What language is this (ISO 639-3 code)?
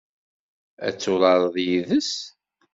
kab